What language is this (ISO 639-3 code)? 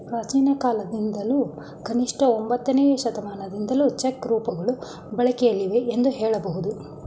kan